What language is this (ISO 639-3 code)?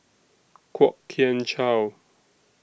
eng